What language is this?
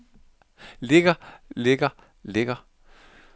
Danish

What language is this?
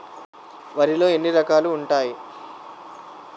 Telugu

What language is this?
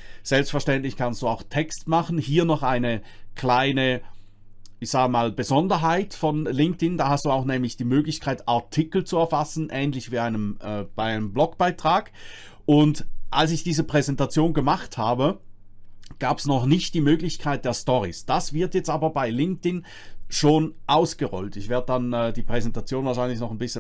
German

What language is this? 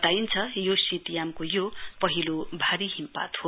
Nepali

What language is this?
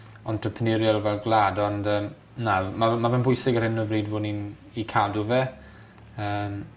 Welsh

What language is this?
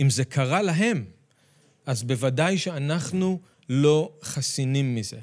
Hebrew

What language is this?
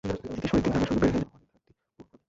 Bangla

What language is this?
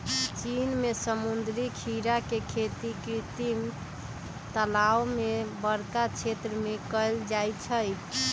Magahi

